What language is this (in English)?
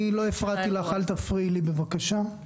Hebrew